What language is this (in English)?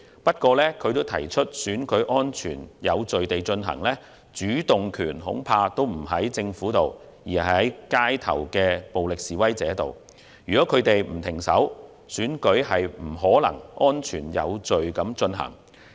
Cantonese